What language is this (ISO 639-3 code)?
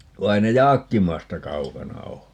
fin